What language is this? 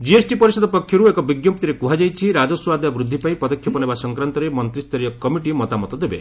Odia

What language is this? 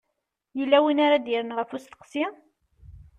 Kabyle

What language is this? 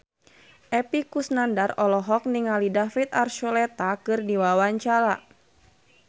Sundanese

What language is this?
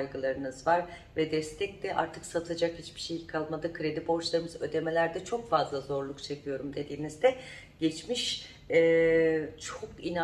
Turkish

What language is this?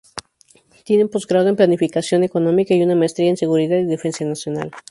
Spanish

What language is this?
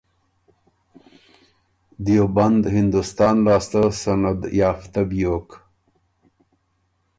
Ormuri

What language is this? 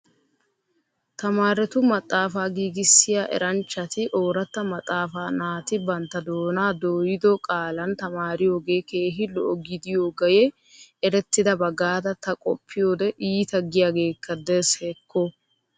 Wolaytta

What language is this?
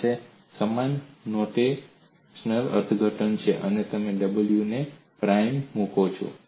Gujarati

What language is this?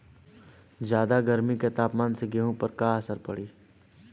Bhojpuri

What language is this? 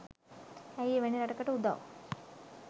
Sinhala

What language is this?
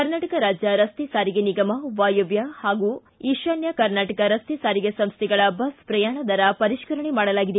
Kannada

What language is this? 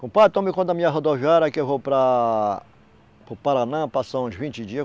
Portuguese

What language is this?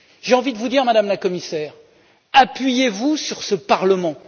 French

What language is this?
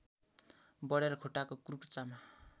Nepali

